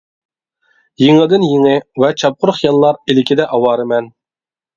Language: Uyghur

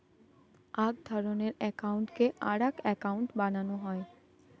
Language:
Bangla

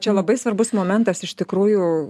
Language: Lithuanian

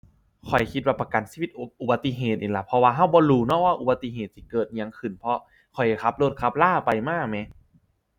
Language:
Thai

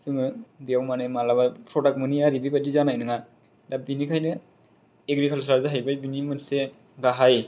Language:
Bodo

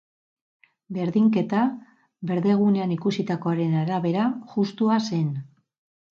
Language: Basque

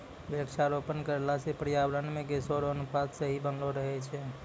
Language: Maithili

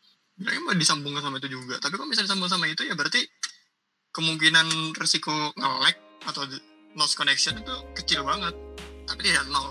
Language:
Indonesian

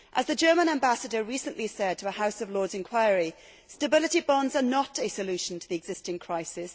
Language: English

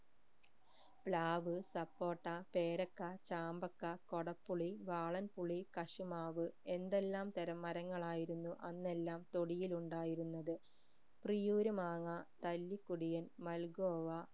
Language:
Malayalam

